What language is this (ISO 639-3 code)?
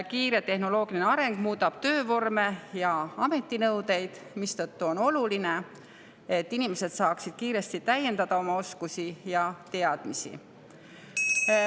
est